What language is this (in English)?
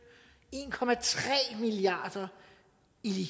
Danish